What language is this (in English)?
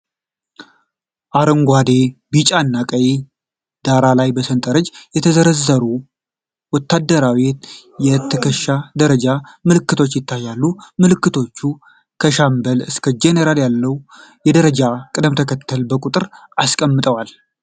Amharic